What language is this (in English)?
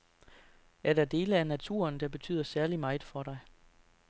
Danish